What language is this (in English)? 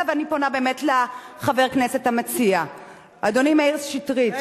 Hebrew